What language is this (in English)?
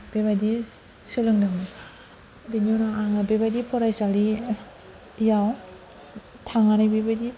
Bodo